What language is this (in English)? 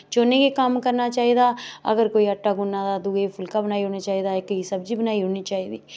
Dogri